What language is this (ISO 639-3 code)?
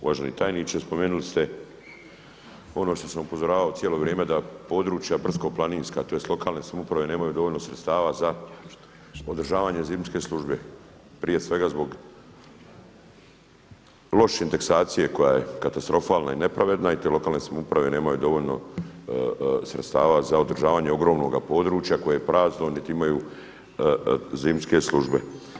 hrv